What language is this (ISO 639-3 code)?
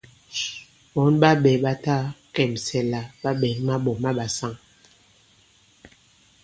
abb